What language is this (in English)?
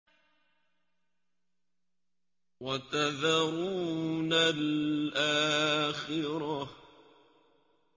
Arabic